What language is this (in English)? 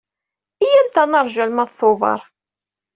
Kabyle